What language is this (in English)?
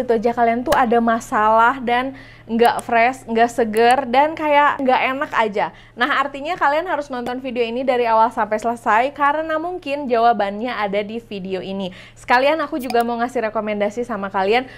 Indonesian